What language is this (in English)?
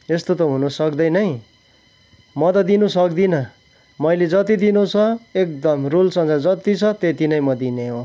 Nepali